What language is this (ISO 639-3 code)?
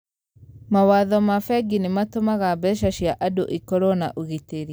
kik